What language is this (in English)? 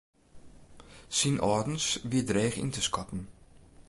Western Frisian